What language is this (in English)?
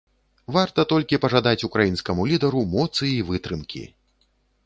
Belarusian